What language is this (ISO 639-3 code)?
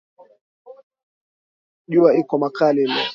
swa